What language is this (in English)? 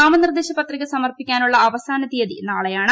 Malayalam